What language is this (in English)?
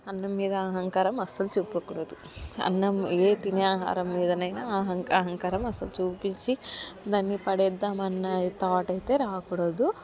Telugu